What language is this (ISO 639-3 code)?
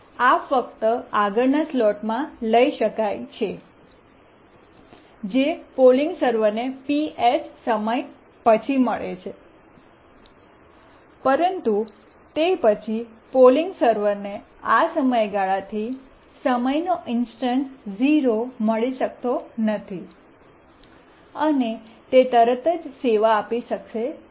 guj